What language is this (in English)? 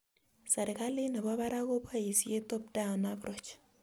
Kalenjin